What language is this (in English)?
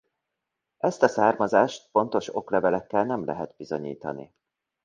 Hungarian